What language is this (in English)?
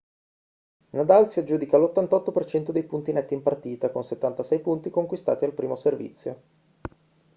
Italian